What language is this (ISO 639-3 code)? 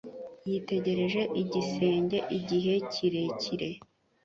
kin